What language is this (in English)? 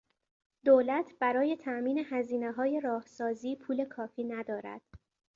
Persian